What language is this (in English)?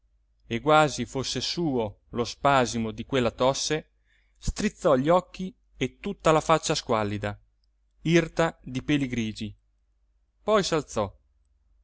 Italian